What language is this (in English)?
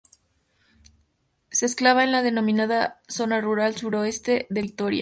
Spanish